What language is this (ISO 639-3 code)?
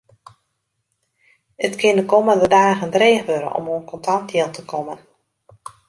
fry